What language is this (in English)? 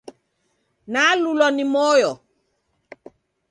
Taita